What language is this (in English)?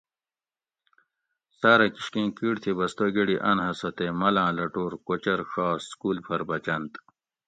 Gawri